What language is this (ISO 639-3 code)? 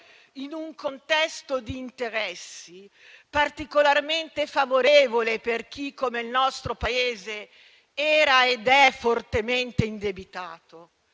ita